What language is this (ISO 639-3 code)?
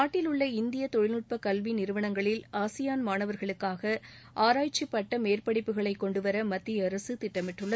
tam